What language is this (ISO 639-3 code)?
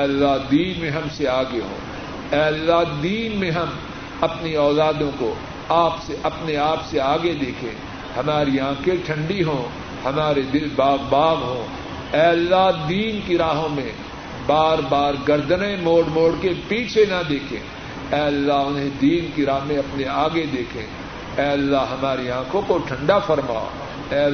urd